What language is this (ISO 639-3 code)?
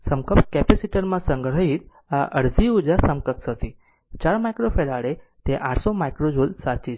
guj